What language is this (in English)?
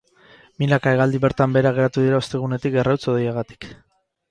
Basque